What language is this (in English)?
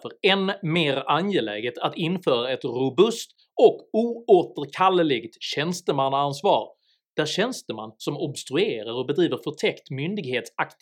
Swedish